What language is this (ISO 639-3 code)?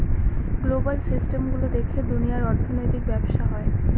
ben